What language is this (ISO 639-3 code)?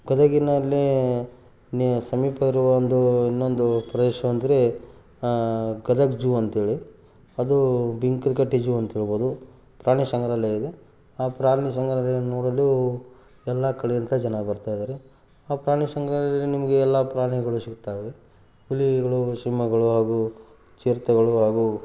kan